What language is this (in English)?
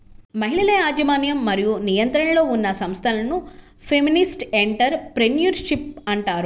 Telugu